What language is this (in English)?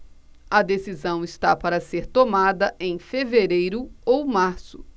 Portuguese